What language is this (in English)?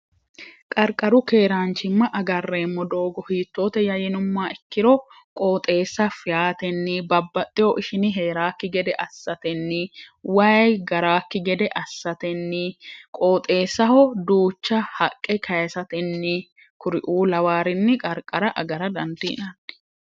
Sidamo